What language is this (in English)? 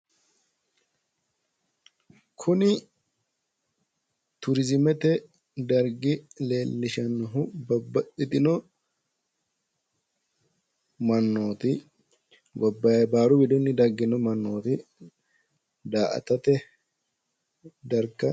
Sidamo